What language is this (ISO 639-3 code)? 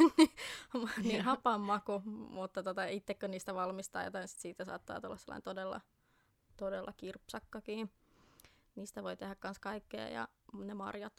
fin